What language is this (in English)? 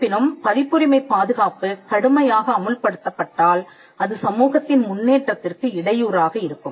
Tamil